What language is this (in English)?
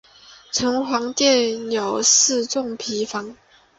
Chinese